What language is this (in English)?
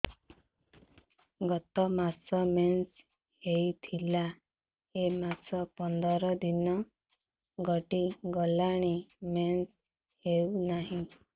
Odia